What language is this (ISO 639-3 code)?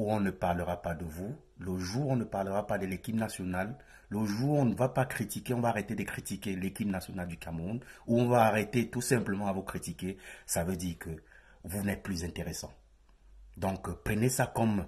fra